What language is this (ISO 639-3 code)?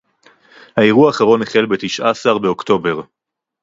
heb